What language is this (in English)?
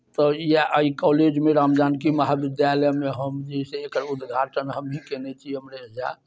Maithili